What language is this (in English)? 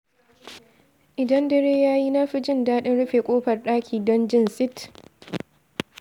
Hausa